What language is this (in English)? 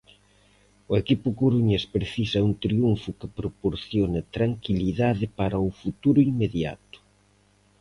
Galician